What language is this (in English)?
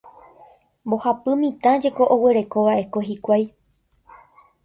Guarani